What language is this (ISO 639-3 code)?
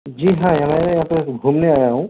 urd